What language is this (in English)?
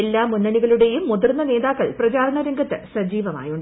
Malayalam